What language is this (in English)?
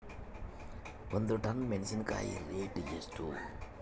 Kannada